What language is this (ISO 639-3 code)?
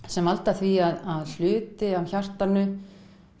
isl